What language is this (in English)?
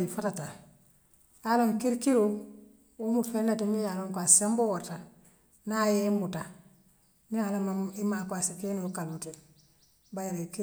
Western Maninkakan